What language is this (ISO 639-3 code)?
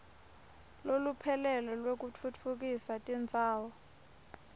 ssw